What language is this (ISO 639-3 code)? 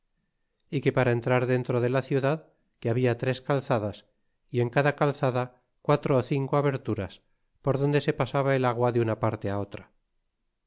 spa